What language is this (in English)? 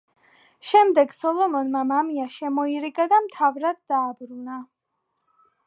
Georgian